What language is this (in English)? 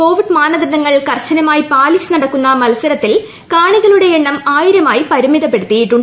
Malayalam